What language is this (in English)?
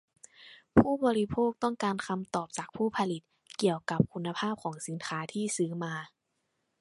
Thai